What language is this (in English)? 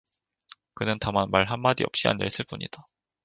Korean